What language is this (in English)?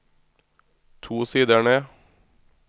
Norwegian